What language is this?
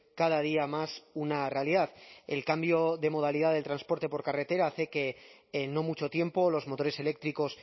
Spanish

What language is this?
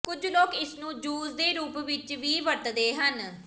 Punjabi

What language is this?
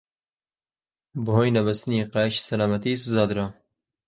Central Kurdish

